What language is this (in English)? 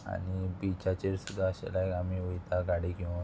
Konkani